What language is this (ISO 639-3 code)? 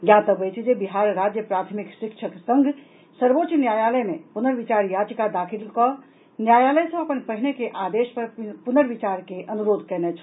mai